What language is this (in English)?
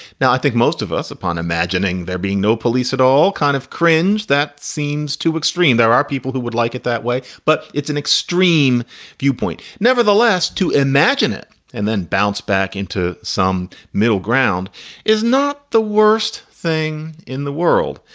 English